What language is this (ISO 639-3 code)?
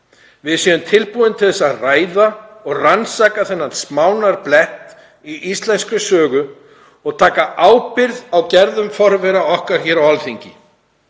isl